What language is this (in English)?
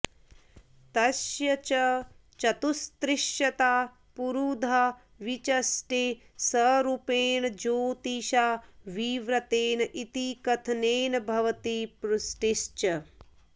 Sanskrit